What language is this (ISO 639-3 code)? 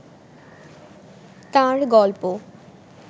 ben